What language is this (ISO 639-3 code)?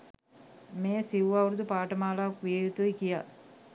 sin